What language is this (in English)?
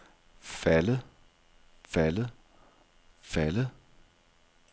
Danish